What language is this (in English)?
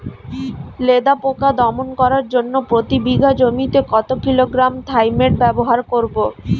Bangla